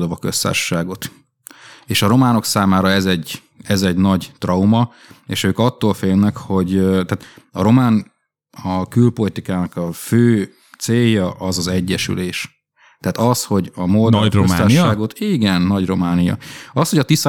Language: Hungarian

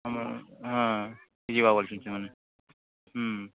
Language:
Odia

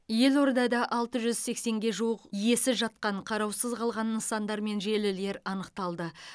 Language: Kazakh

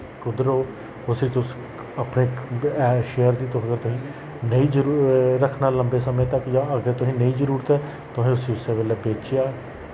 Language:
Dogri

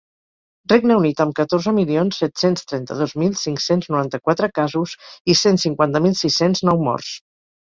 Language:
Catalan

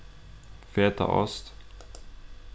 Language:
Faroese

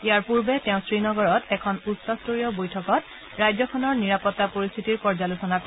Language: Assamese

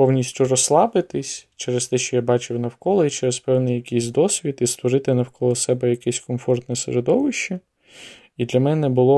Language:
Ukrainian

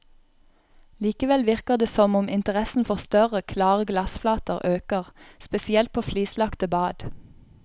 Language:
Norwegian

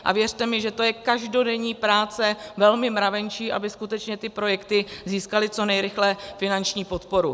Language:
Czech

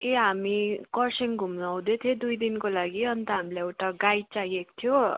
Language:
Nepali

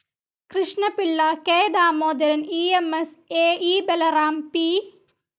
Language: Malayalam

